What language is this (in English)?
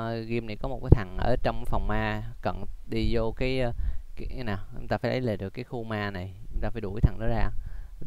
Vietnamese